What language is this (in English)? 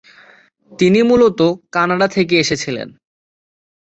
Bangla